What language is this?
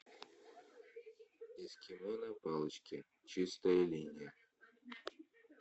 Russian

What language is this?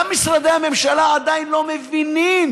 Hebrew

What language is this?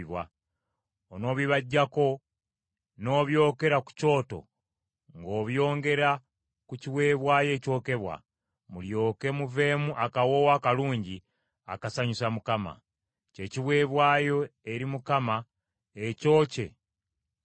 Ganda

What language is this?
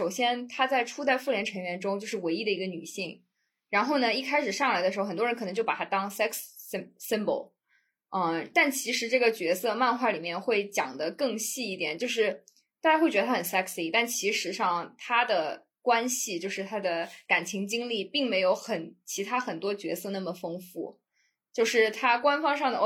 Chinese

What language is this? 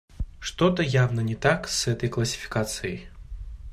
Russian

